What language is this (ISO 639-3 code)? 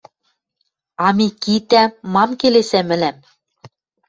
mrj